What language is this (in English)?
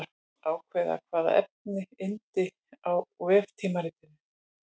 Icelandic